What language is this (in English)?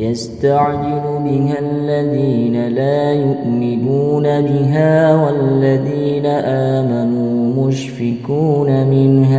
Arabic